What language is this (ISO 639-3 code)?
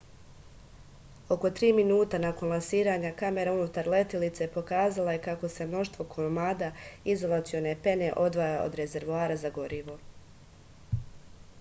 srp